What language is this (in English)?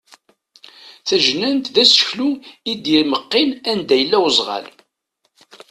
Kabyle